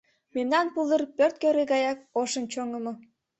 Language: Mari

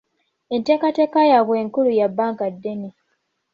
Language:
Ganda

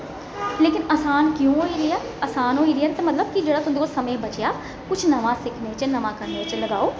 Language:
Dogri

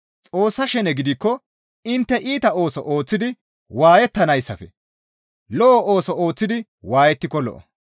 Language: Gamo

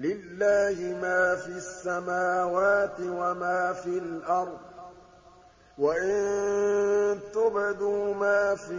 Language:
Arabic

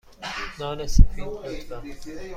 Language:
Persian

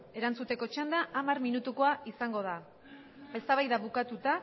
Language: Basque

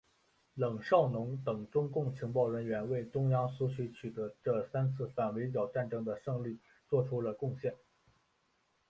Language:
Chinese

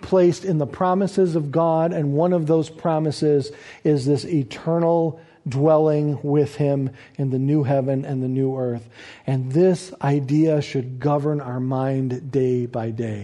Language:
English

